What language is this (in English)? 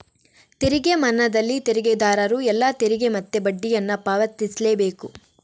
Kannada